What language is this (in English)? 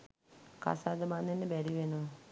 Sinhala